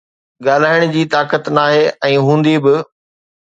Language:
Sindhi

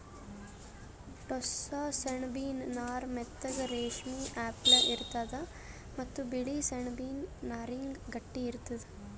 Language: Kannada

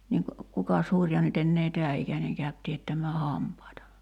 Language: Finnish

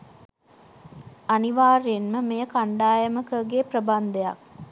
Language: Sinhala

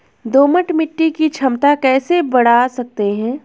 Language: Hindi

